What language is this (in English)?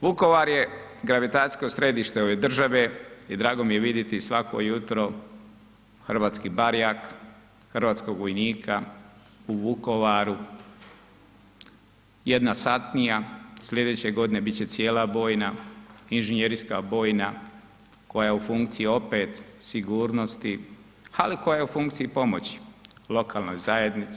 Croatian